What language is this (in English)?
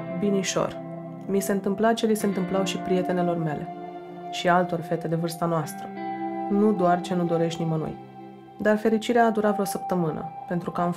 Romanian